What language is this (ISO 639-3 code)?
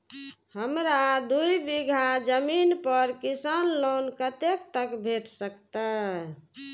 mai